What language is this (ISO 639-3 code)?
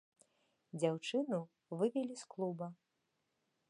bel